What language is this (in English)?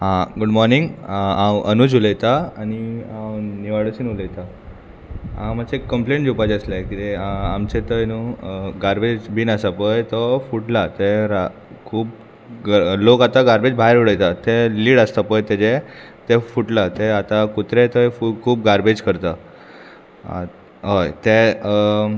Konkani